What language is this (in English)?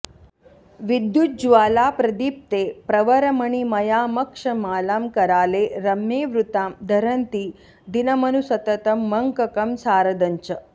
Sanskrit